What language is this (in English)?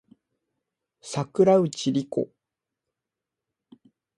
Japanese